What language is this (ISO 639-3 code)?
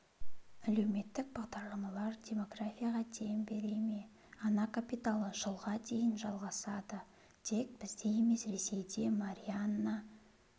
kaz